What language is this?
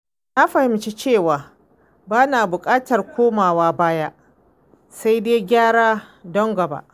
Hausa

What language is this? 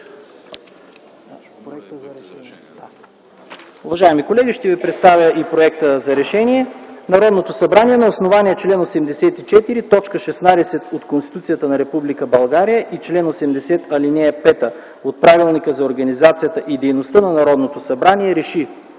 Bulgarian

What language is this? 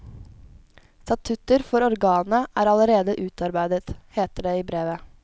Norwegian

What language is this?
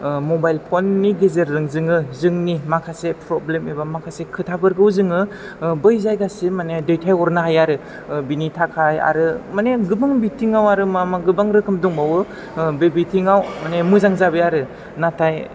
Bodo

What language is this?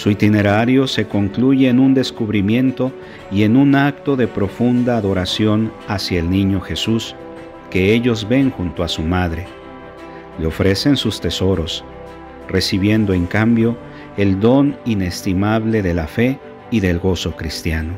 Spanish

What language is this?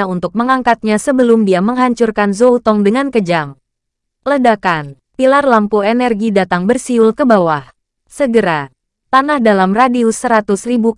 Indonesian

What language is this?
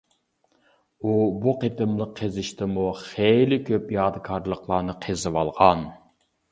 Uyghur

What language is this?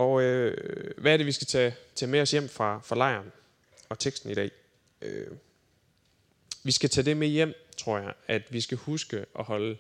Danish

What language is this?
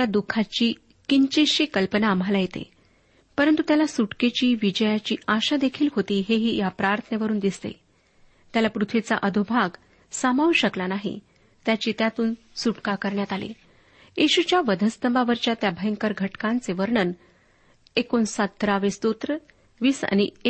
Marathi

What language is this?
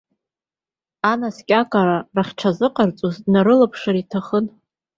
Abkhazian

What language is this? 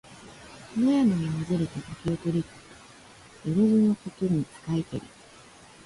Japanese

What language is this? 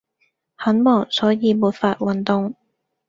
Cantonese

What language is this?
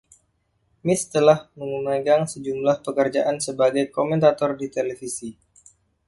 Indonesian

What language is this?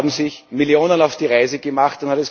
German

